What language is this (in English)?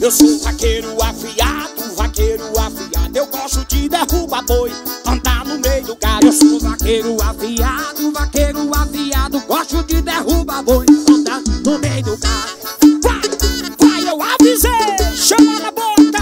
Portuguese